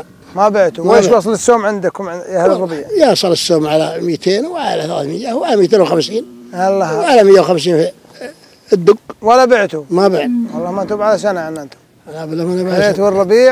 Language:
Arabic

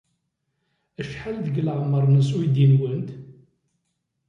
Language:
Kabyle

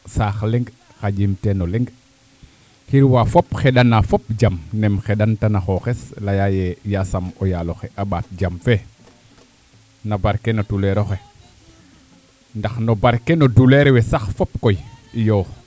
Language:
Serer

